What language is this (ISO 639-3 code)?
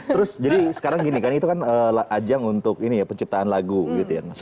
ind